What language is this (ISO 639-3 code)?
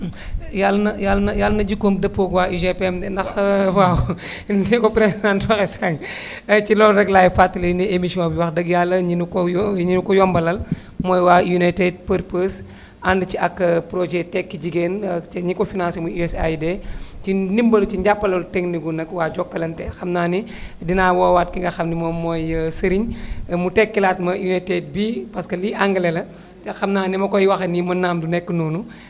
wol